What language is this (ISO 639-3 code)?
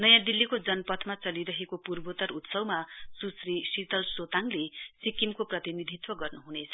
nep